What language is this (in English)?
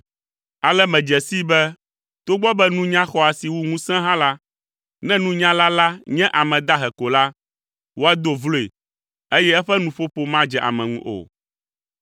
Ewe